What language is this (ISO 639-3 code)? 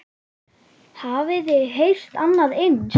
isl